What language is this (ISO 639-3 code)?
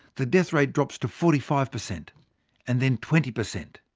eng